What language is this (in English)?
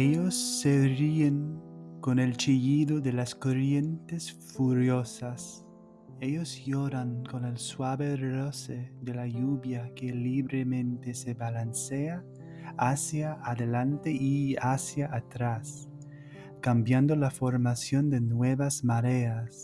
Spanish